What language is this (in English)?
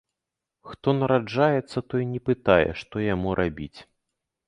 Belarusian